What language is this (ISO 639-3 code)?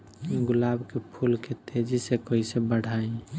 bho